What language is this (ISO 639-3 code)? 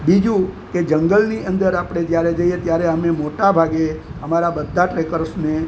guj